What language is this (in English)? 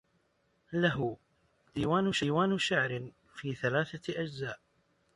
Arabic